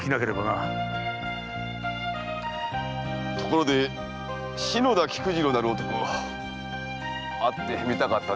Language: Japanese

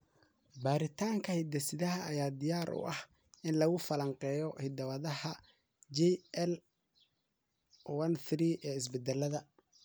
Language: Somali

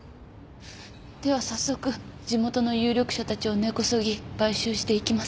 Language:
Japanese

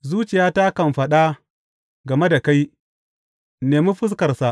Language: Hausa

